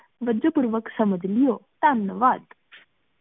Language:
Punjabi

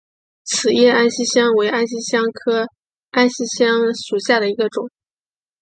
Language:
Chinese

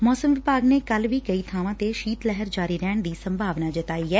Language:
Punjabi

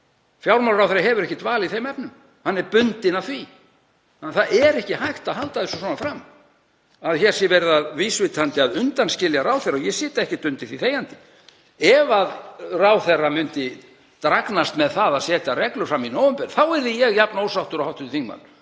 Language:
Icelandic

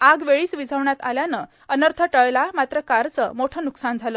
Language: Marathi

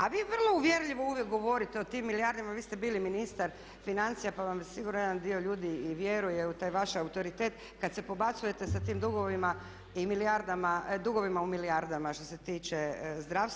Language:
Croatian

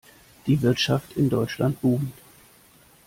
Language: German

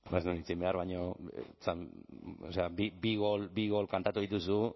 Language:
Basque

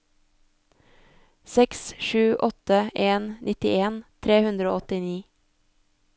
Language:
Norwegian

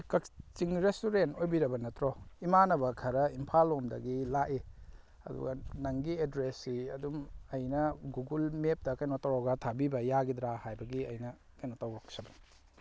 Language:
Manipuri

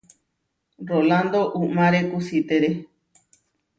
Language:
Huarijio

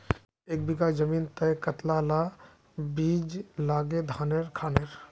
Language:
Magahi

